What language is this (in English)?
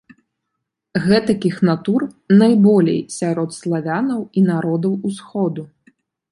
Belarusian